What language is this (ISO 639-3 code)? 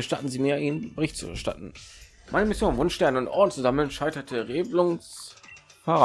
deu